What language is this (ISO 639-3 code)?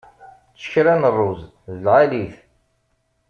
kab